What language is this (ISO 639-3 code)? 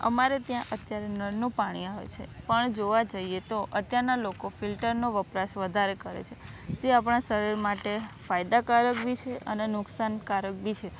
guj